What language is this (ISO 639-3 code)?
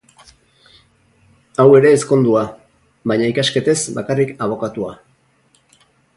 eus